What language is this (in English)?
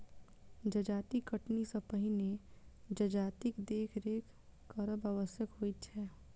Maithili